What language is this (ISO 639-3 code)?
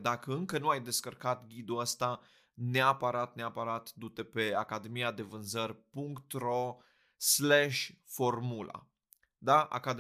ron